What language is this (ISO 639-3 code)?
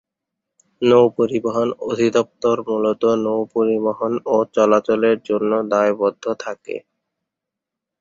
ben